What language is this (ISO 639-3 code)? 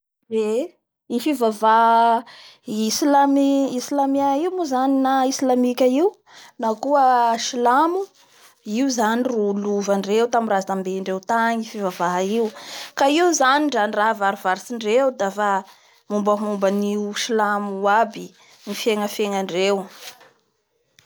bhr